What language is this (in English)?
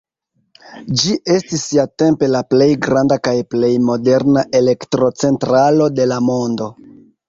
Esperanto